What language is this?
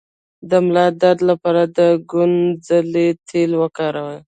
Pashto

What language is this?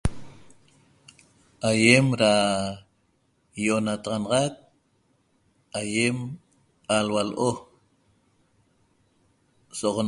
Toba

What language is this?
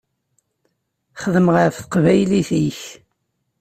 Kabyle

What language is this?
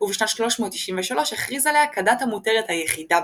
Hebrew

